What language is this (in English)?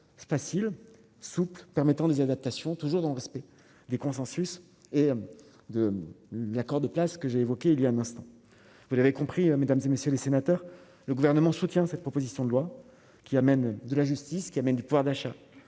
French